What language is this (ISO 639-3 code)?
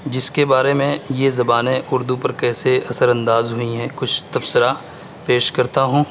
urd